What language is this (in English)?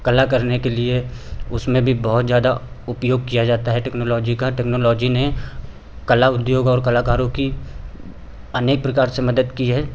Hindi